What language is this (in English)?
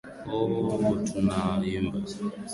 Swahili